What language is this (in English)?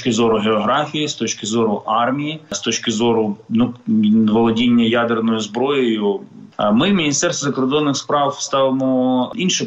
Ukrainian